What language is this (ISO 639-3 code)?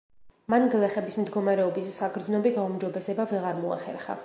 kat